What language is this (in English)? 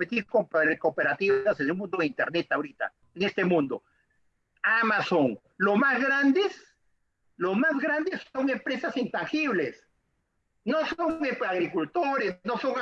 Spanish